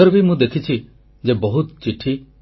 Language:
Odia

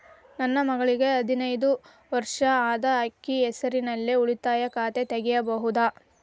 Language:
Kannada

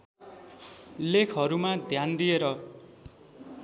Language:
Nepali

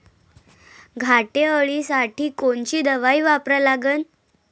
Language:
Marathi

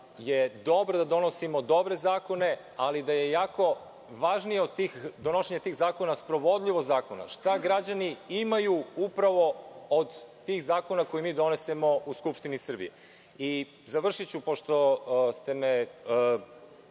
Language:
Serbian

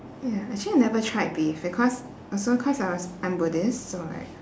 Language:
English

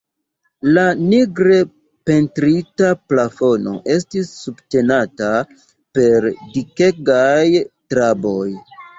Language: Esperanto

